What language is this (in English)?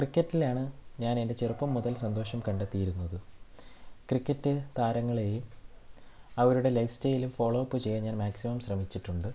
Malayalam